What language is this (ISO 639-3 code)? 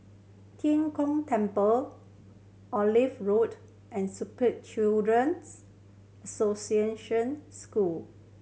eng